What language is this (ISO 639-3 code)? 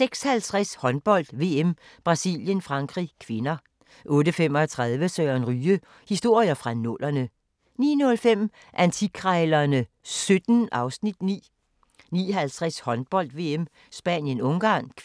dan